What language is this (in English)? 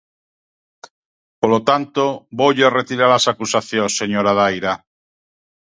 Galician